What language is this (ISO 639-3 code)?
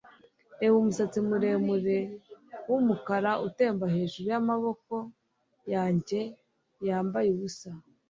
kin